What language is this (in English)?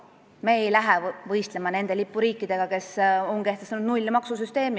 Estonian